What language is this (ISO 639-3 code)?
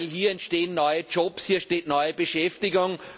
deu